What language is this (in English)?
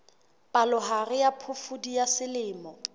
Southern Sotho